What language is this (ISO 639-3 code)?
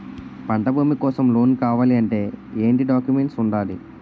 tel